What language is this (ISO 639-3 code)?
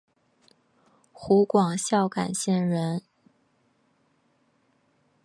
zho